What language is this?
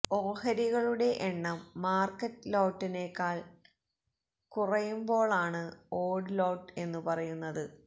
Malayalam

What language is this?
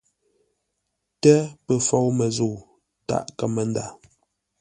Ngombale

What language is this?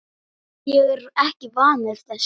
Icelandic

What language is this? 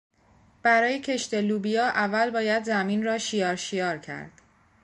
Persian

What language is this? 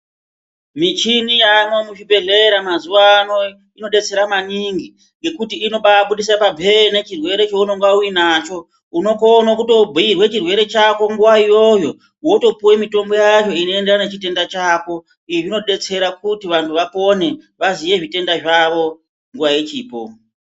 Ndau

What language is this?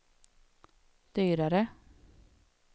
Swedish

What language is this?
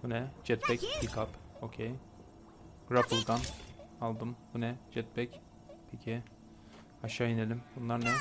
Turkish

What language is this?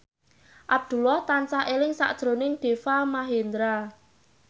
Javanese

